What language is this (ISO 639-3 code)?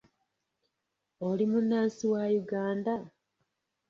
lug